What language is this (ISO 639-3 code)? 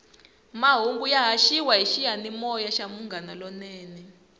tso